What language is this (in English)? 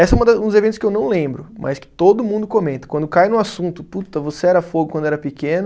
Portuguese